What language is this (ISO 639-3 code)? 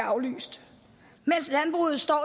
dan